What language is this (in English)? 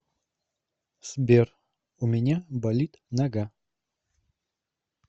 Russian